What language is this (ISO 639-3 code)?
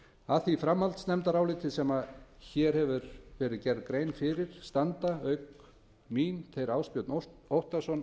isl